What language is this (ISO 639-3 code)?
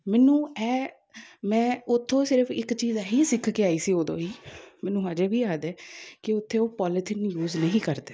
pan